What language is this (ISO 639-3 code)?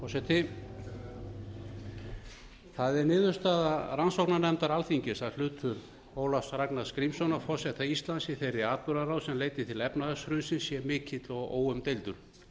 isl